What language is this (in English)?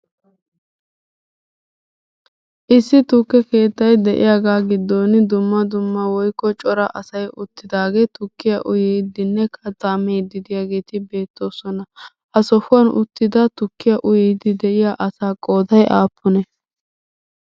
Wolaytta